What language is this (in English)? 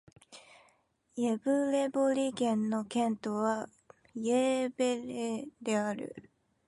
Japanese